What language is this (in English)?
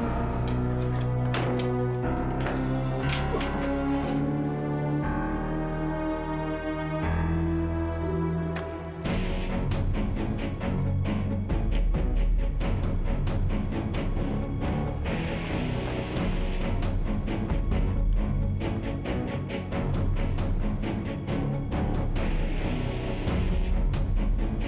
Indonesian